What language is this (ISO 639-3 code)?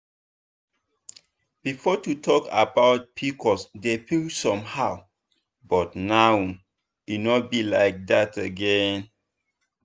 pcm